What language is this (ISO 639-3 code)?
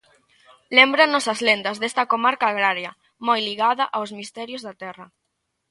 glg